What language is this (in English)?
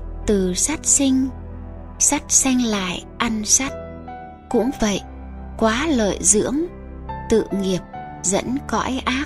Vietnamese